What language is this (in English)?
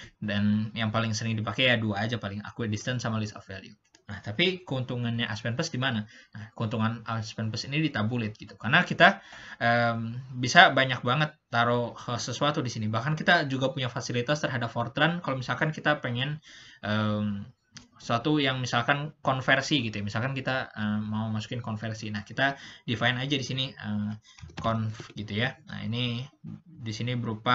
Indonesian